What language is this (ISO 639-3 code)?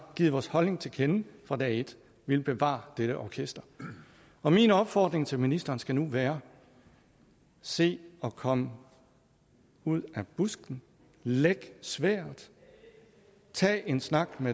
dan